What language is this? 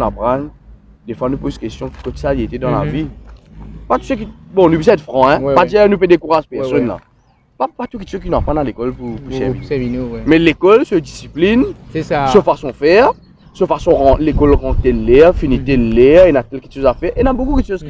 French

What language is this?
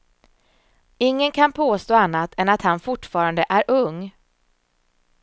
Swedish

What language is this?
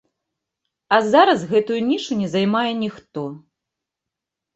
Belarusian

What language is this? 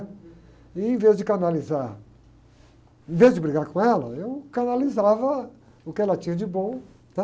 Portuguese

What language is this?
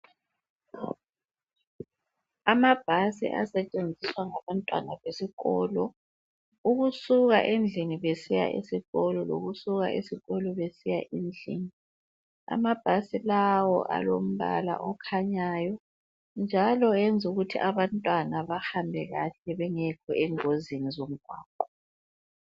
North Ndebele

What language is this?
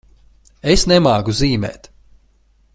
Latvian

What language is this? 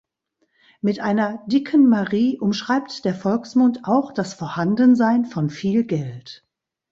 German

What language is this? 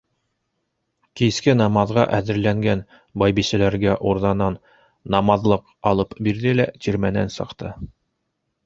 Bashkir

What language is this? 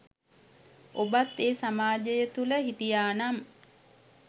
Sinhala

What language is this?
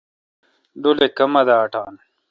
Kalkoti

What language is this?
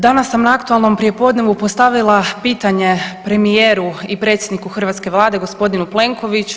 Croatian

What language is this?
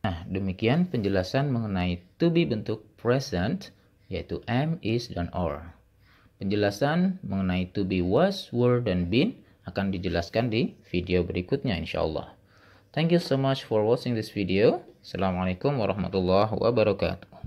Indonesian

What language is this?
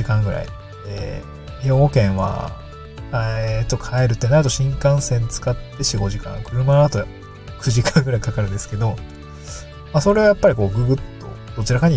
Japanese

